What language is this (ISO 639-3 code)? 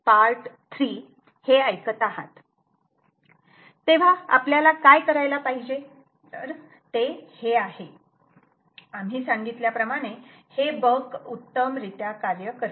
mar